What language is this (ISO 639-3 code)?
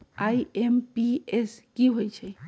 mag